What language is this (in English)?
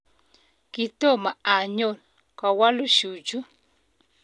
Kalenjin